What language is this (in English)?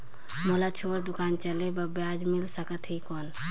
Chhattisgarhi